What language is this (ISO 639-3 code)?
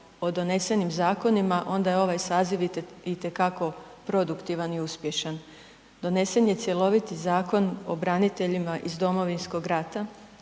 hrv